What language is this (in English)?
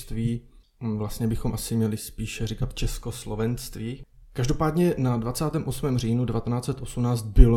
Czech